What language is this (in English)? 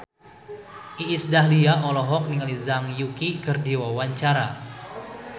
Sundanese